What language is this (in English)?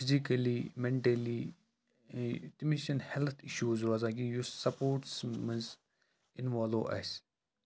Kashmiri